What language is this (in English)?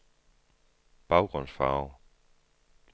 Danish